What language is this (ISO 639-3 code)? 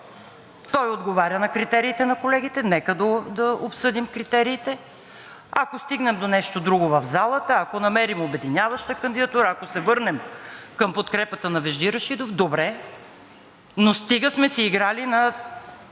bul